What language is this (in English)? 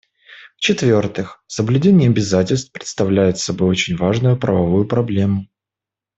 Russian